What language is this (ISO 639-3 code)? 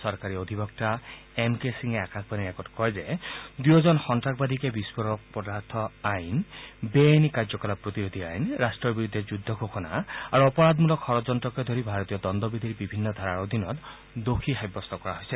asm